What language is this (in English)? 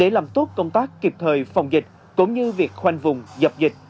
Vietnamese